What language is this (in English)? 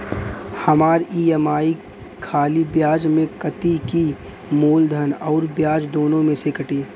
Bhojpuri